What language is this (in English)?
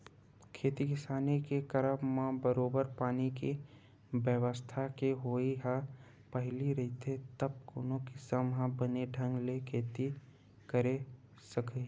Chhattisgarhi